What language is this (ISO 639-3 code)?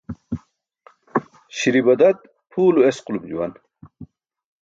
bsk